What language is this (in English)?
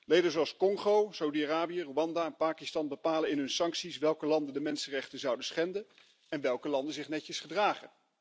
Dutch